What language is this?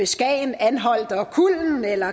Danish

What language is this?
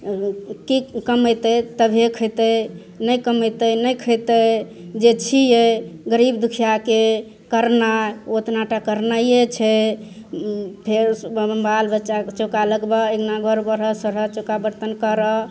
Maithili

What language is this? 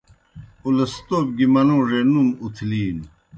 Kohistani Shina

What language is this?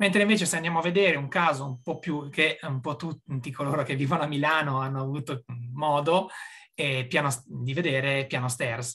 Italian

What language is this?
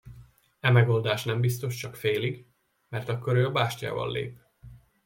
Hungarian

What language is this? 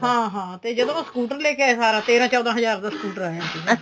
Punjabi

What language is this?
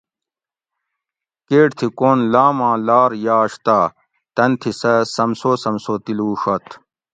Gawri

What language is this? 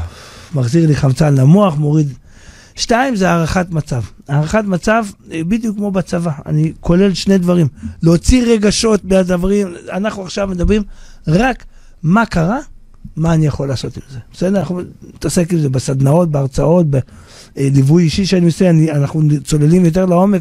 Hebrew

